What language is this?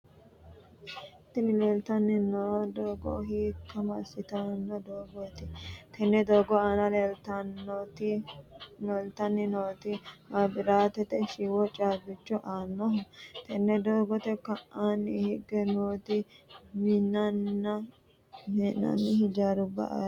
Sidamo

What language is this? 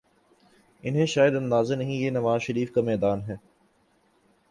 Urdu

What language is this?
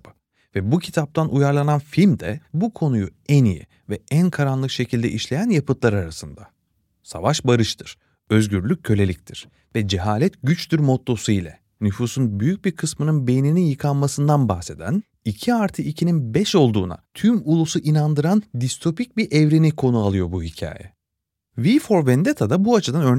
Turkish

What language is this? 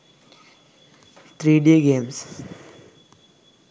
Sinhala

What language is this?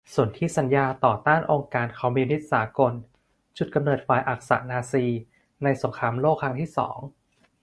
Thai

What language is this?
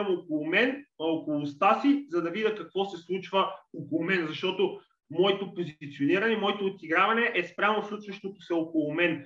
Bulgarian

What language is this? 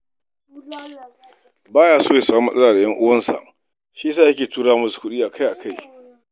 Hausa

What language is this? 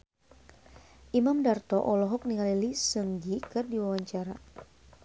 Sundanese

